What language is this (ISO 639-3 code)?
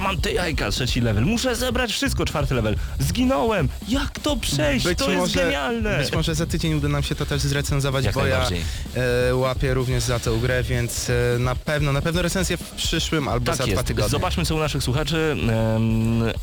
pol